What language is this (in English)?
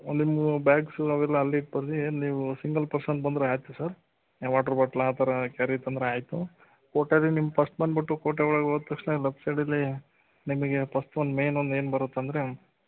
Kannada